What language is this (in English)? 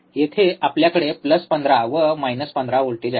Marathi